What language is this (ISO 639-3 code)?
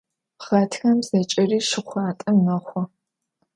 ady